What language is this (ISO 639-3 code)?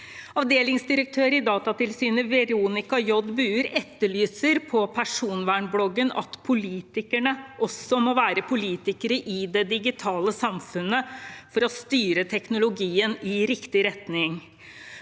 nor